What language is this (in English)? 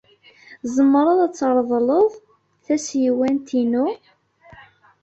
Kabyle